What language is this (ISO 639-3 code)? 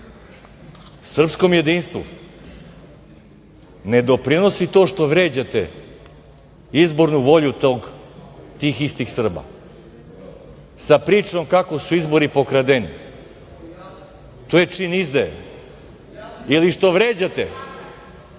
srp